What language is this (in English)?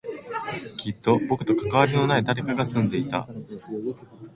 Japanese